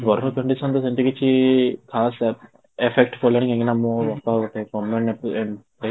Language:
Odia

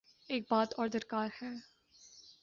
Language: Urdu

